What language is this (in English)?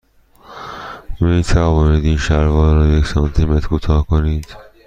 Persian